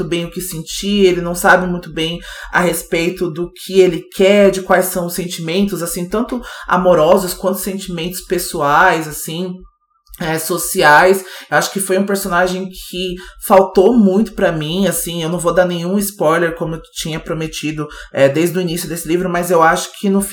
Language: Portuguese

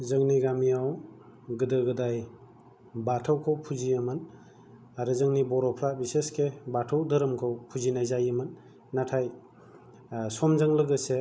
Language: Bodo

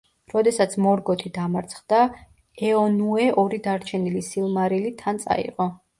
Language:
Georgian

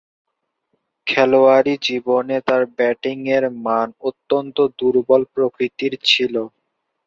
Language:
Bangla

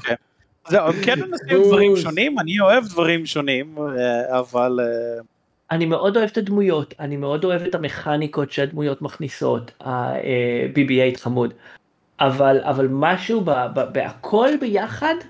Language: Hebrew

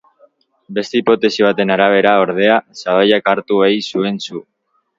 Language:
Basque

